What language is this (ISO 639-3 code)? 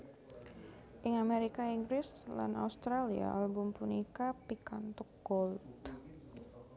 jav